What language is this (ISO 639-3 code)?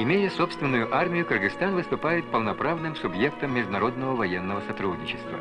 rus